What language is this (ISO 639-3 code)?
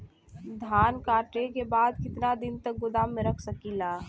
bho